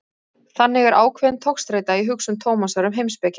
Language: Icelandic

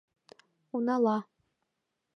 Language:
Mari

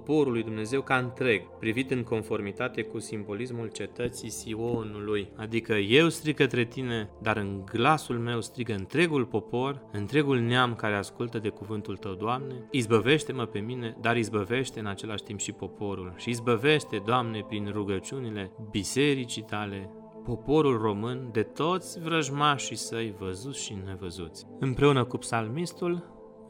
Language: Romanian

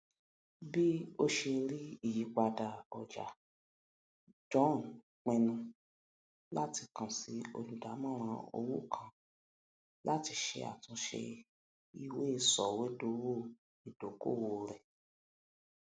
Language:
Yoruba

